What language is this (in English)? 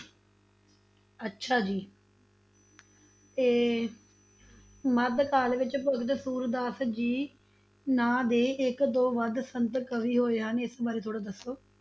Punjabi